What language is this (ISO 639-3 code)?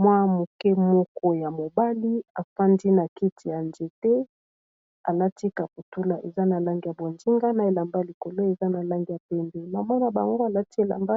lin